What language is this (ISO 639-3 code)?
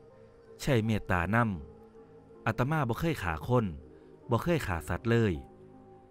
tha